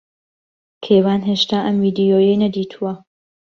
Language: Central Kurdish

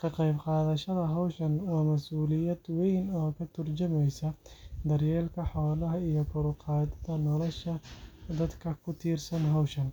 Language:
Somali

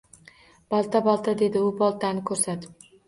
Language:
Uzbek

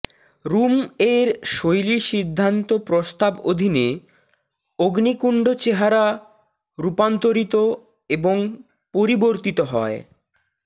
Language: Bangla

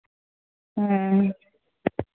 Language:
Santali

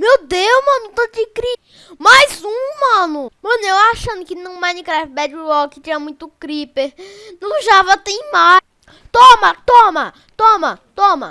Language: Portuguese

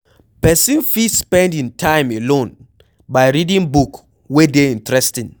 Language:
Nigerian Pidgin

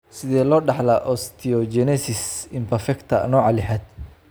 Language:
Somali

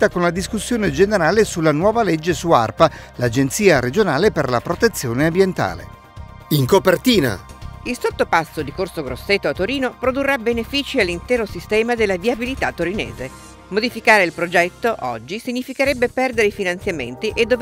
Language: Italian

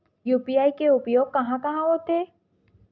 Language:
Chhattisgarhi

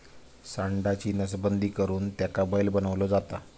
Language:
Marathi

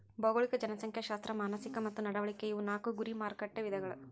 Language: Kannada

